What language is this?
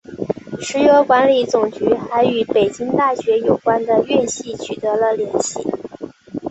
Chinese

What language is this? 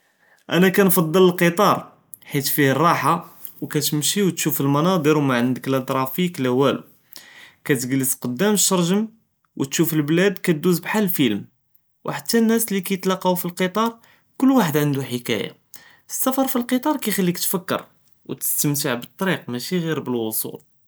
Judeo-Arabic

